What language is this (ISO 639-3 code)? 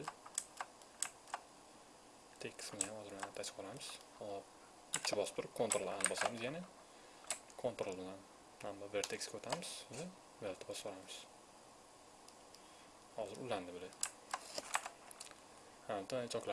tur